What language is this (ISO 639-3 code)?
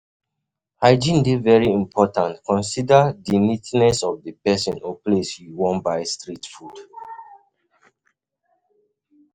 pcm